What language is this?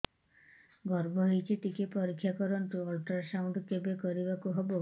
Odia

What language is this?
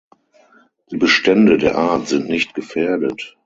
German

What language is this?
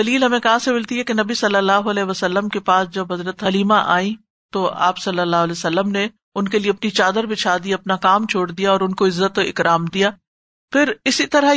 Urdu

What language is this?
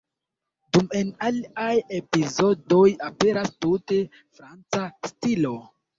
Esperanto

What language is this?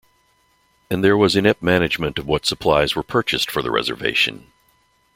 English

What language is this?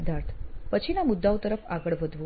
Gujarati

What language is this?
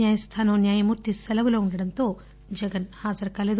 Telugu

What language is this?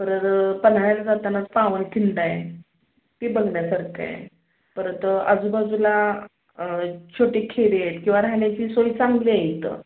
Marathi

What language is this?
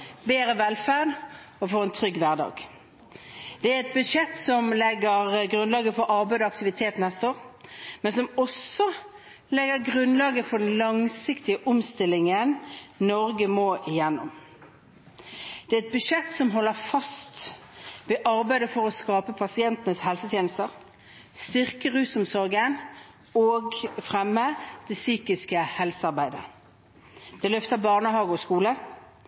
Norwegian Bokmål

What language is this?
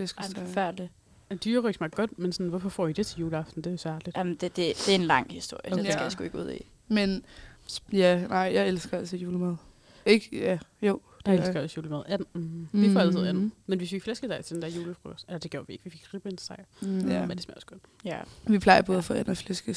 Danish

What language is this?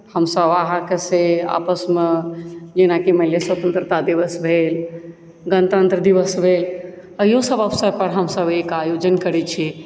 Maithili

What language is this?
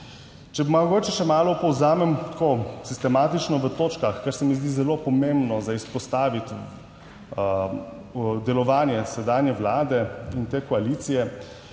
Slovenian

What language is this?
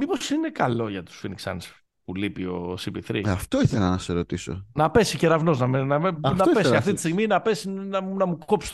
Greek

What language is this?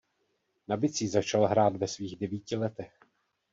Czech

